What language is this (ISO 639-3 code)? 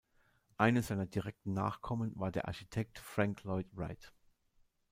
deu